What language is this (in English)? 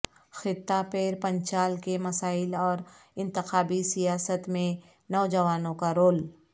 Urdu